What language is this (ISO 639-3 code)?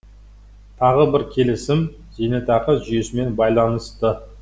kaz